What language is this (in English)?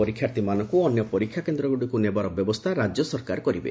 Odia